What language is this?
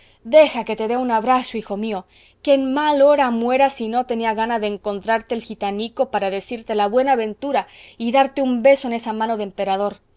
Spanish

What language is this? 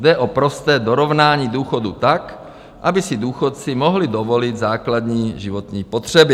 Czech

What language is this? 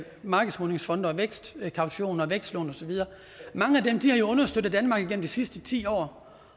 Danish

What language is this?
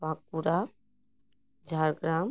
Santali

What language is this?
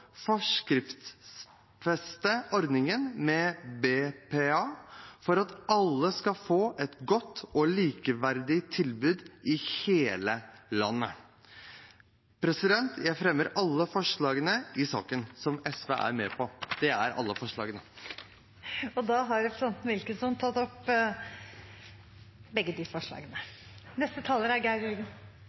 Norwegian Bokmål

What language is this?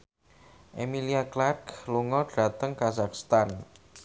Javanese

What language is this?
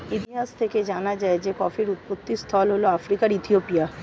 Bangla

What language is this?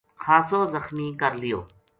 Gujari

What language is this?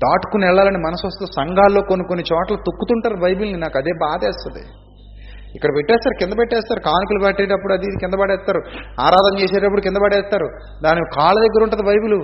Telugu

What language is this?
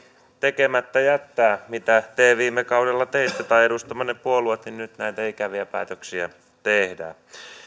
Finnish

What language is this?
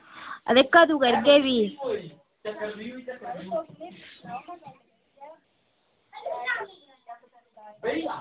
Dogri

